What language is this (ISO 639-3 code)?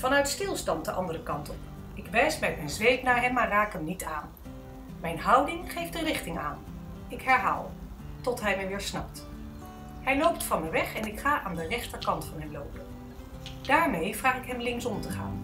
nld